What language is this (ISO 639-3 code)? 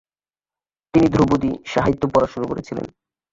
ben